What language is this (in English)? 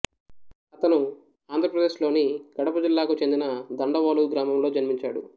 Telugu